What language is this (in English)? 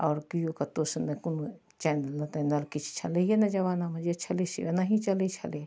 Maithili